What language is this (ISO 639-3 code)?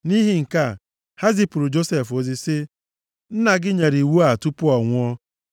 ibo